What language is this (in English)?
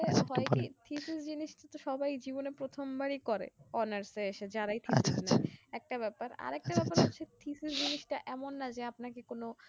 Bangla